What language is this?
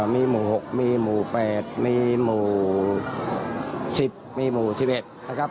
Thai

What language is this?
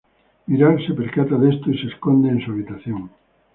Spanish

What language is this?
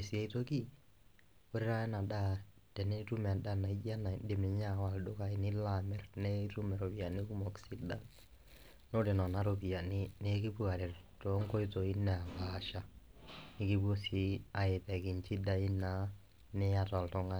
Masai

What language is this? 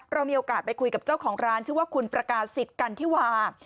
Thai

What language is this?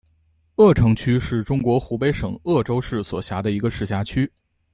Chinese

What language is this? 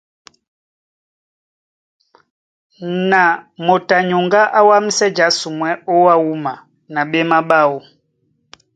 Duala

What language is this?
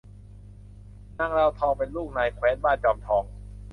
Thai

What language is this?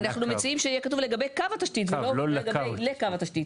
Hebrew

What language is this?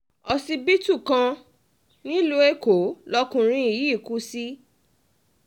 Yoruba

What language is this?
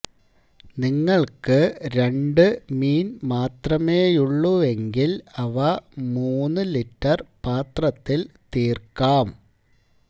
Malayalam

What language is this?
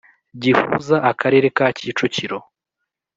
Kinyarwanda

